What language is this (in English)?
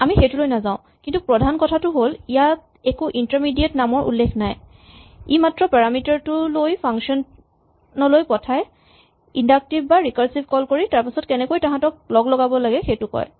Assamese